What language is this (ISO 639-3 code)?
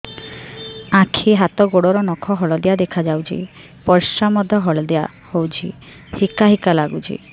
ori